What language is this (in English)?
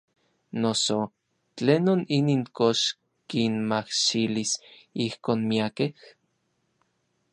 Orizaba Nahuatl